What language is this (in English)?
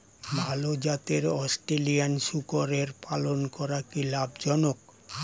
Bangla